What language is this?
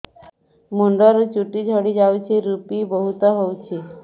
Odia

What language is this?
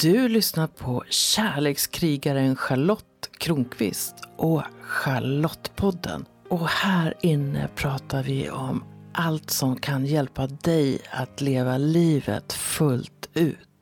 Swedish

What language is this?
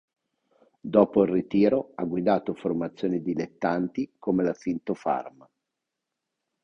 Italian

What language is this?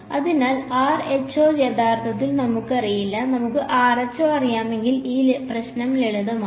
Malayalam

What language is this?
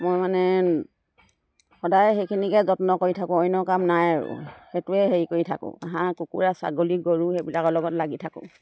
Assamese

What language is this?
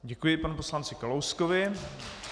Czech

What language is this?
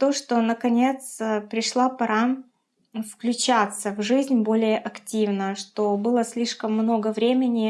Russian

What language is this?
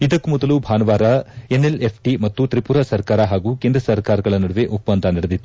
Kannada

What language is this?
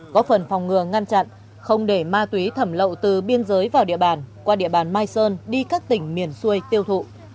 Vietnamese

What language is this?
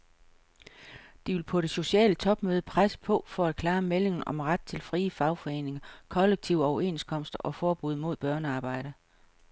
Danish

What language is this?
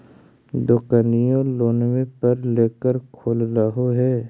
Magahi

